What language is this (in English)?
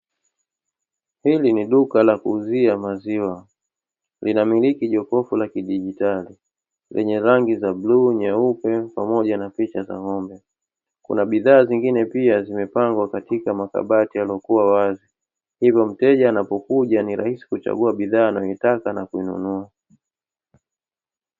Swahili